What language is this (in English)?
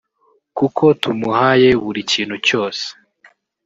Kinyarwanda